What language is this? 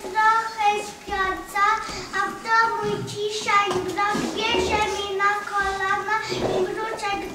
Ukrainian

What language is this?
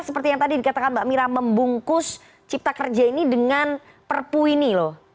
Indonesian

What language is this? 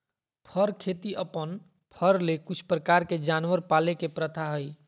Magahi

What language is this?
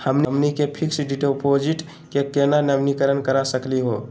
Magahi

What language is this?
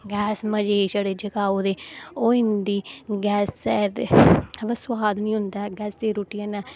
Dogri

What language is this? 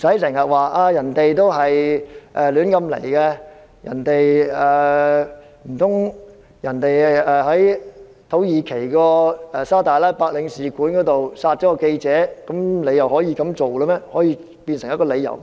Cantonese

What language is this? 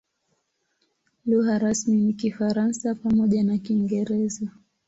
Swahili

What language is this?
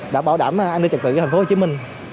Vietnamese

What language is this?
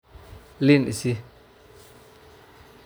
Somali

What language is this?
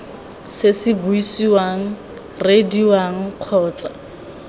Tswana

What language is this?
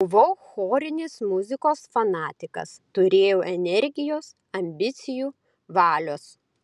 Lithuanian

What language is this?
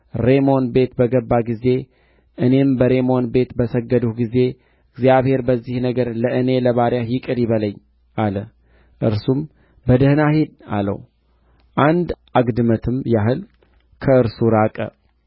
Amharic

